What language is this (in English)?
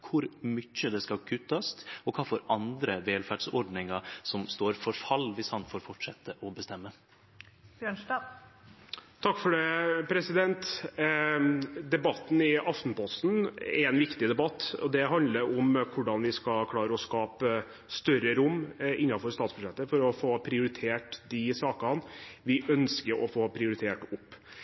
Norwegian